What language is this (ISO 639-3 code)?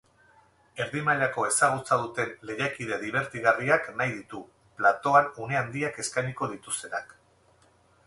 eus